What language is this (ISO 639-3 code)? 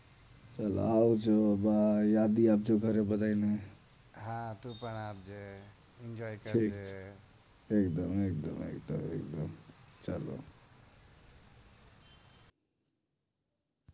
guj